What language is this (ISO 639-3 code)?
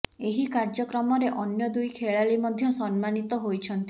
ori